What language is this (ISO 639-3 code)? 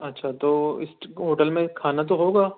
urd